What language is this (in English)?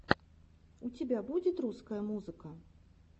Russian